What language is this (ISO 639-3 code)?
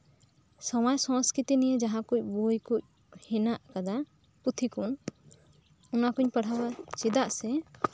sat